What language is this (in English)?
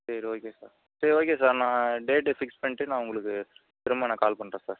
Tamil